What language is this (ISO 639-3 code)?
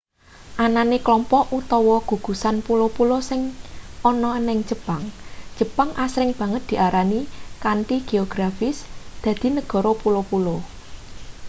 jav